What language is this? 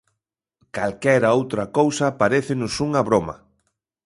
Galician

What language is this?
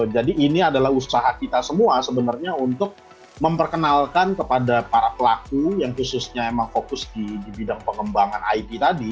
Indonesian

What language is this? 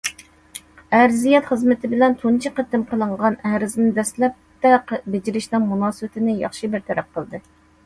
Uyghur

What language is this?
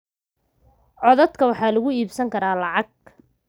Somali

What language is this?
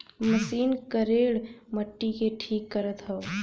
Bhojpuri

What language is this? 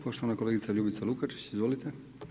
Croatian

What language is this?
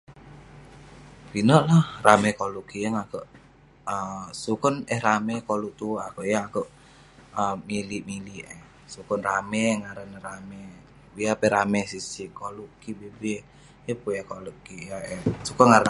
Western Penan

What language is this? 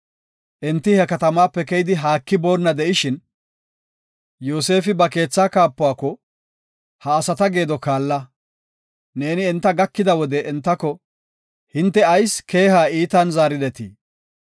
Gofa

